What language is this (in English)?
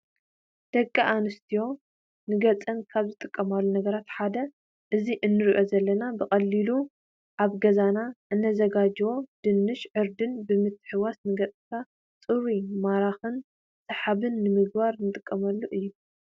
Tigrinya